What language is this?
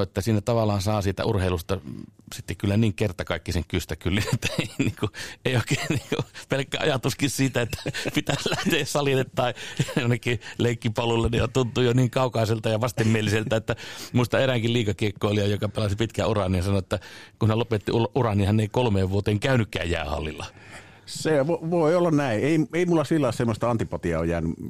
Finnish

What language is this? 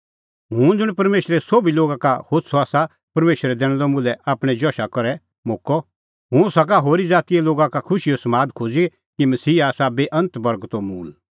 Kullu Pahari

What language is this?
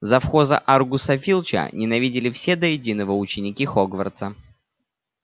Russian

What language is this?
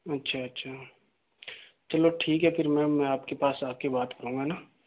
Hindi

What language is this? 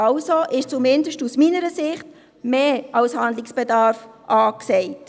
Swiss German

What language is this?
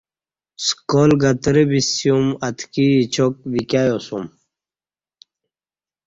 Kati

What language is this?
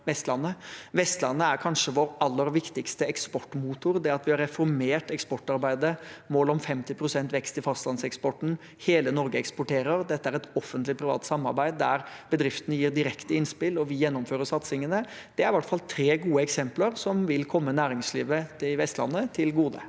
Norwegian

